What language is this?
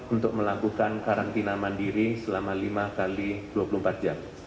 Indonesian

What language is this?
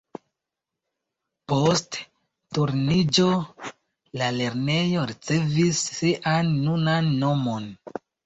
Esperanto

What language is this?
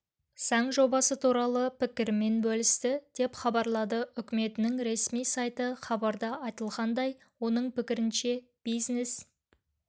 Kazakh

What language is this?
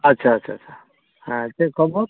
Santali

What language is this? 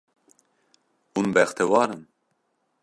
Kurdish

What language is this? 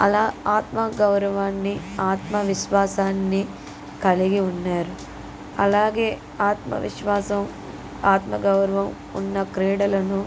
Telugu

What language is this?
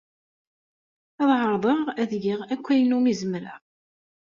Kabyle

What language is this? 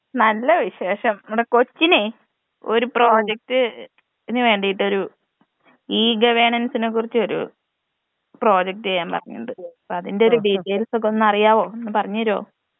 Malayalam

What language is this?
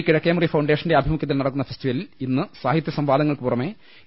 Malayalam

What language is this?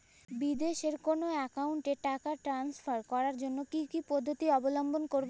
Bangla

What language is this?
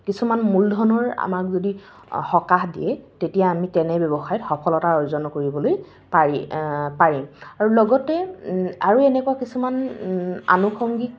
Assamese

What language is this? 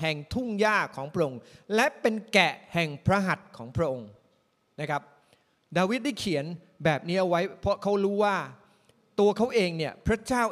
Thai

